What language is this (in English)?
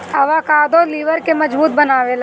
Bhojpuri